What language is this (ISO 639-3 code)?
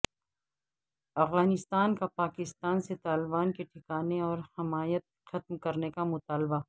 urd